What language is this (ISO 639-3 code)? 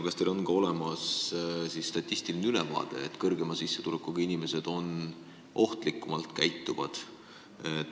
est